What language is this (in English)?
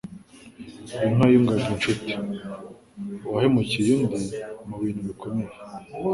Kinyarwanda